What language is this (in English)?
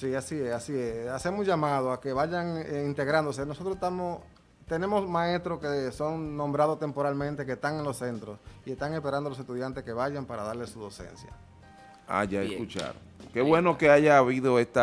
Spanish